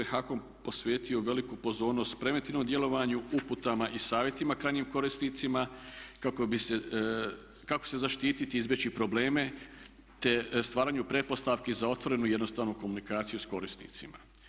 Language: Croatian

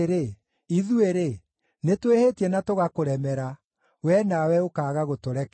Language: Kikuyu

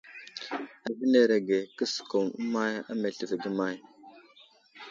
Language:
Wuzlam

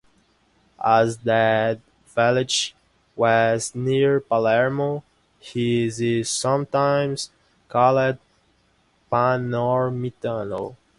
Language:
English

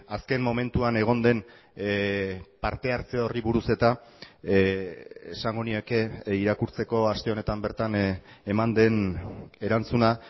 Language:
Basque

